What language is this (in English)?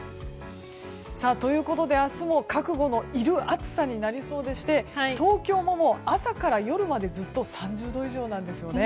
Japanese